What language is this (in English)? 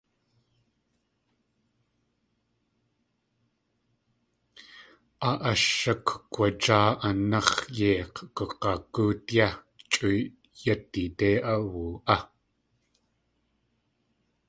Tlingit